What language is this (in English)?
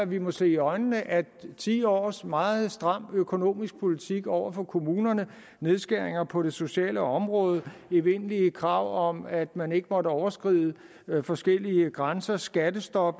Danish